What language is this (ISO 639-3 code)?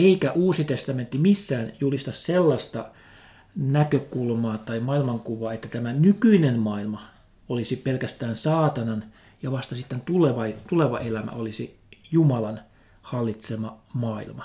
fin